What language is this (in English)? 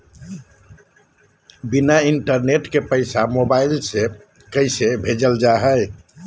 Magahi